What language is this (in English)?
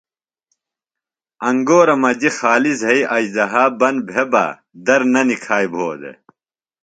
Phalura